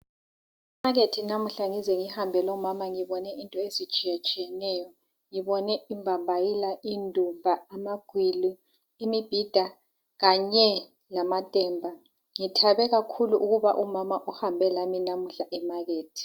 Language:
North Ndebele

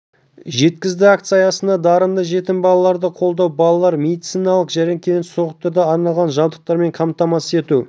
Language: Kazakh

